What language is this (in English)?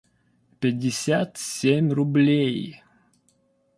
Russian